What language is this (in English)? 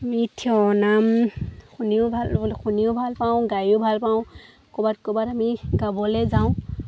Assamese